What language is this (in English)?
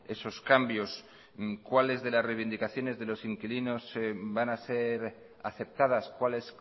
Spanish